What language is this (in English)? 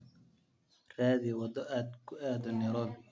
Somali